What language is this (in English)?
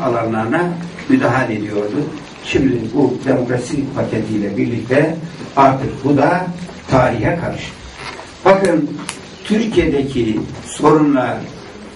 Turkish